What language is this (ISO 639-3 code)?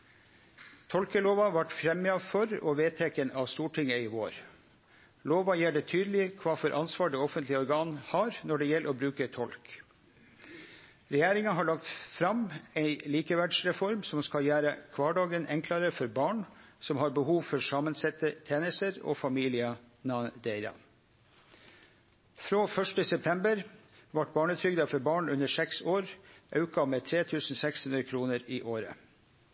nno